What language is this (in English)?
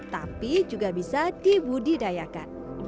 Indonesian